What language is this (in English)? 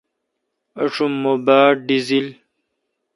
Kalkoti